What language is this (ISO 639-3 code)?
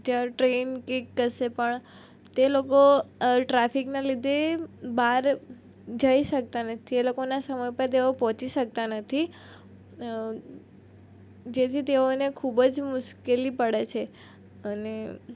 guj